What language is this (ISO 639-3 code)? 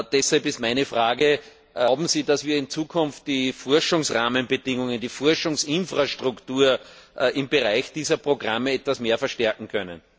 deu